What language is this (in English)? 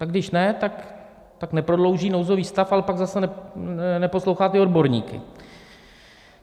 Czech